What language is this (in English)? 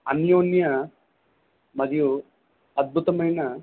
Telugu